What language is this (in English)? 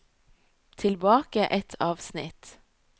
Norwegian